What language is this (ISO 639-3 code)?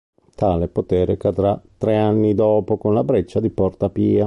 ita